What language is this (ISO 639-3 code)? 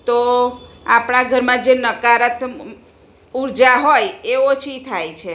guj